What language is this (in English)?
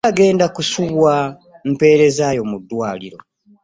Ganda